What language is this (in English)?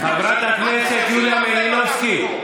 Hebrew